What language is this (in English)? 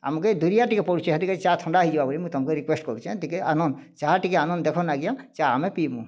Odia